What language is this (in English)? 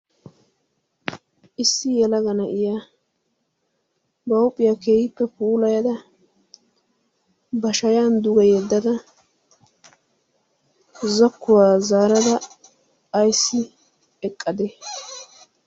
Wolaytta